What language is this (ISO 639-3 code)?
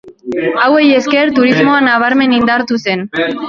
eus